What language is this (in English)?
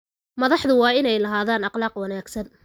Somali